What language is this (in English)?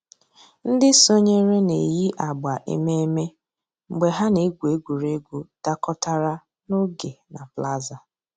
Igbo